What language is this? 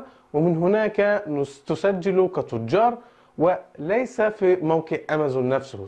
Arabic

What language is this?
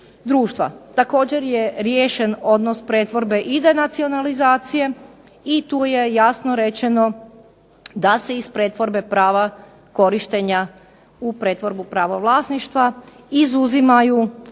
Croatian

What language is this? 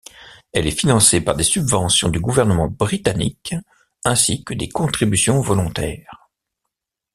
French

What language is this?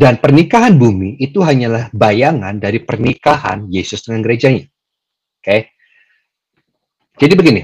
Indonesian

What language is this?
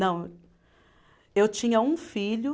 Portuguese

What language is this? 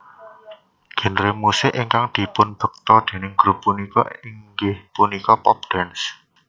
Javanese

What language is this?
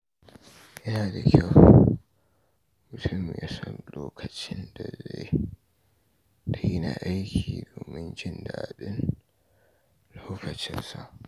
Hausa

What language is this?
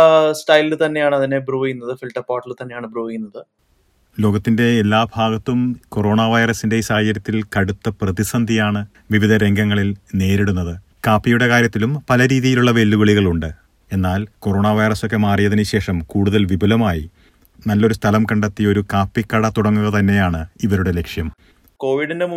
Malayalam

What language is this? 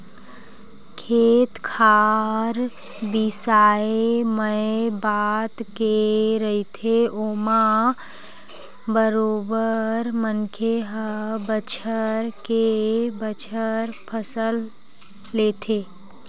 Chhattisgarhi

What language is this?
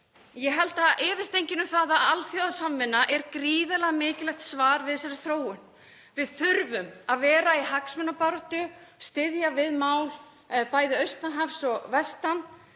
Icelandic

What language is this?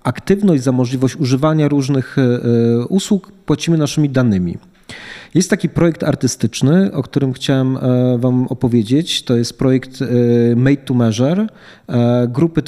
Polish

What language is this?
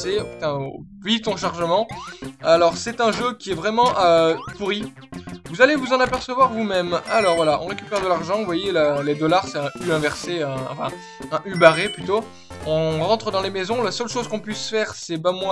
French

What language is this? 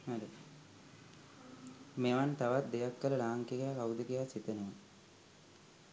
Sinhala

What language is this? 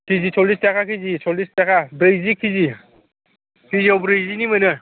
Bodo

